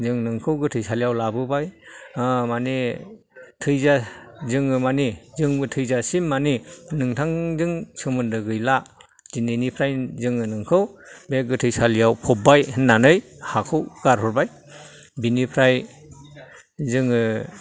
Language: Bodo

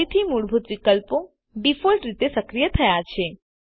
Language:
Gujarati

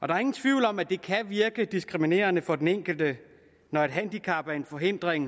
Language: Danish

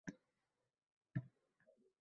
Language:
Uzbek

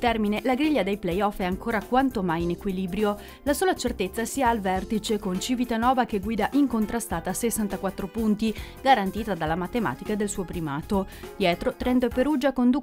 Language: Italian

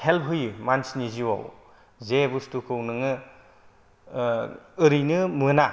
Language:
Bodo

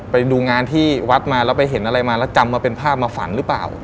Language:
Thai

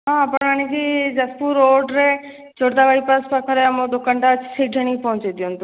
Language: Odia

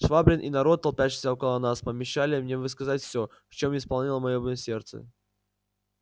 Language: Russian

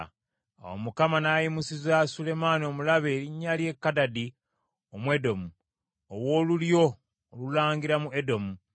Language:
Ganda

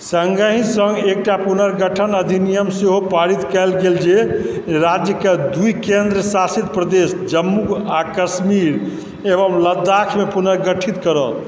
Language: Maithili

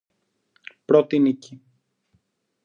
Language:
Greek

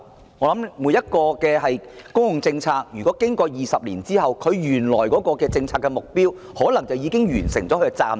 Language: Cantonese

